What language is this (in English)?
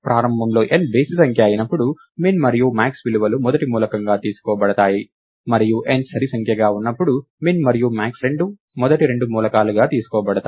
Telugu